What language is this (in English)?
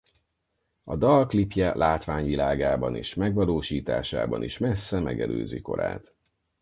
Hungarian